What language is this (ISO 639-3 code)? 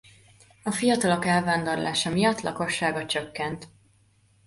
hun